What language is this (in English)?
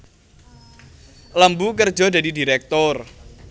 Javanese